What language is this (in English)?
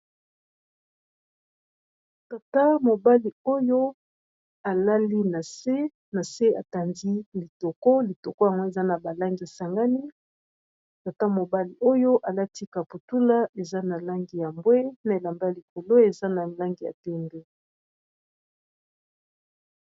Lingala